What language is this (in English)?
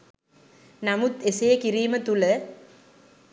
Sinhala